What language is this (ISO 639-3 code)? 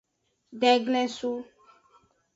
ajg